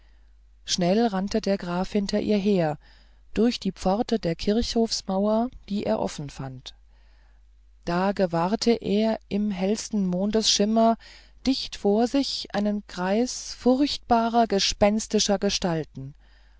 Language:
German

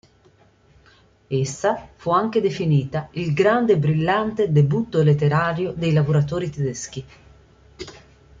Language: Italian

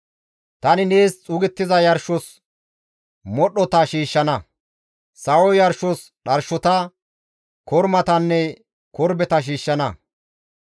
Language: Gamo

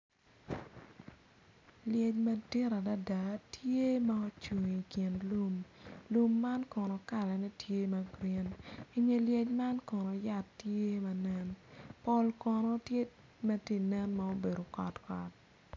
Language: Acoli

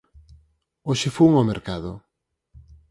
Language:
Galician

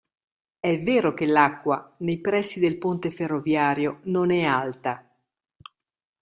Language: Italian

